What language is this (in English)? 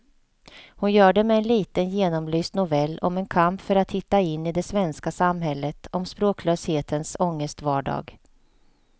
Swedish